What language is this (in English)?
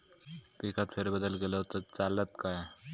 Marathi